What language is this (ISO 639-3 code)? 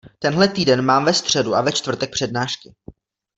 ces